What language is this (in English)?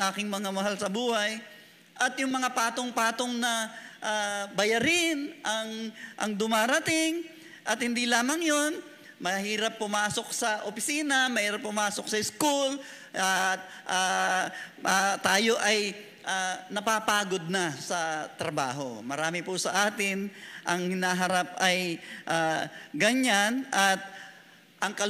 Filipino